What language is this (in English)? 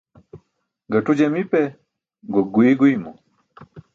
Burushaski